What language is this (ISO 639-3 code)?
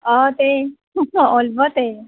asm